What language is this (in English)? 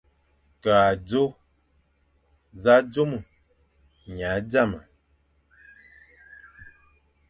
Fang